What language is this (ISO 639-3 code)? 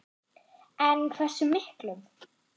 isl